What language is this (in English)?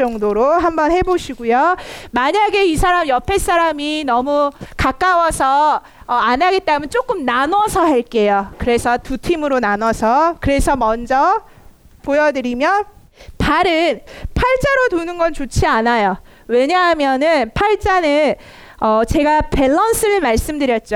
Korean